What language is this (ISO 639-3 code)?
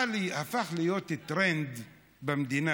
heb